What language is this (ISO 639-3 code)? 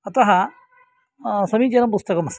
san